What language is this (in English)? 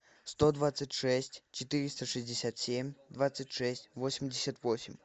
Russian